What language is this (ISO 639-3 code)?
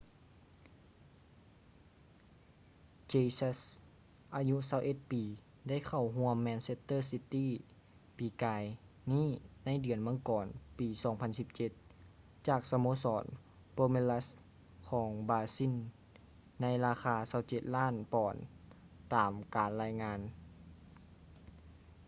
lao